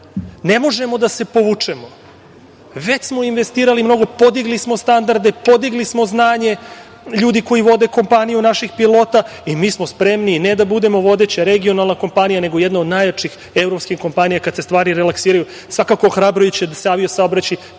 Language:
Serbian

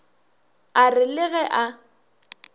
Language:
Northern Sotho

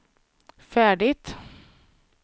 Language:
Swedish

